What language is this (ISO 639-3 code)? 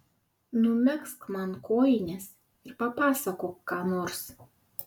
lit